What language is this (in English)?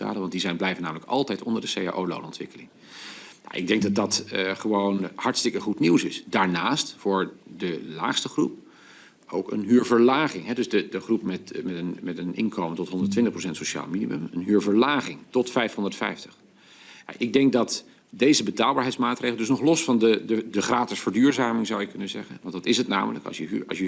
Dutch